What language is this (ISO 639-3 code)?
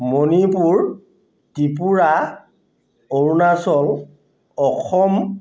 asm